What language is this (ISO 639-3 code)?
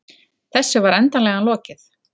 isl